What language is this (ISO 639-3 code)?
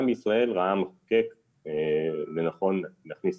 heb